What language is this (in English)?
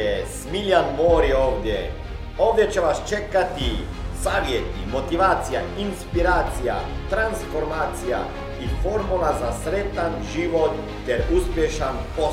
Croatian